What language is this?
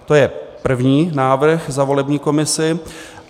Czech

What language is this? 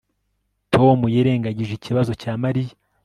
Kinyarwanda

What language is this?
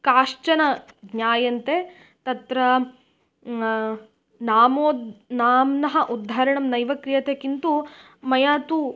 Sanskrit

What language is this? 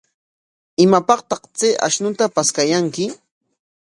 Corongo Ancash Quechua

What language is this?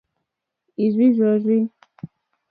Mokpwe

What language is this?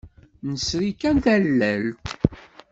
Kabyle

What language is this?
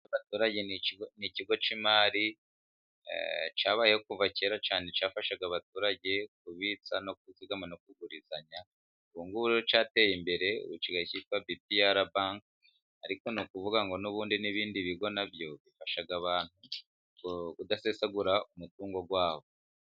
Kinyarwanda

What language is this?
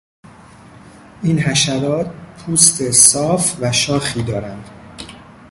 Persian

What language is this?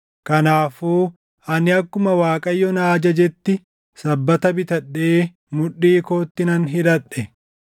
Oromo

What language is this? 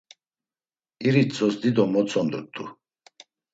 Laz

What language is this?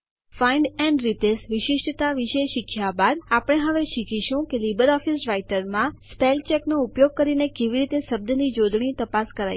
Gujarati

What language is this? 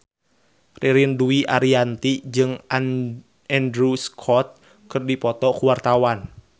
Sundanese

